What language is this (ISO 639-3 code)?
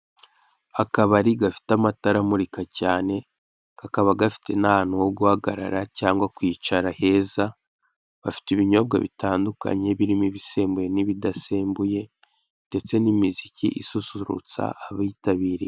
kin